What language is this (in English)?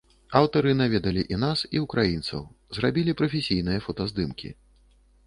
Belarusian